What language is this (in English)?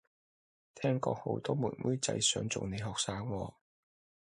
Cantonese